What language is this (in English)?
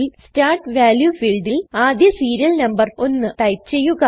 Malayalam